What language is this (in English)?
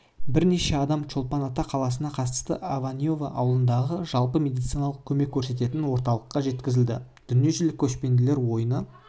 Kazakh